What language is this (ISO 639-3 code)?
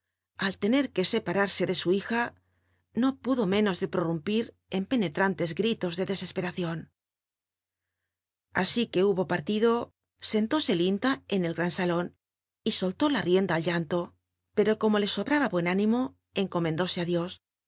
spa